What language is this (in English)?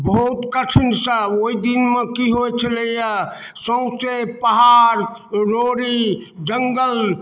Maithili